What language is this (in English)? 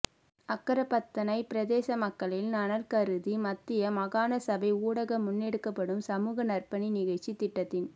Tamil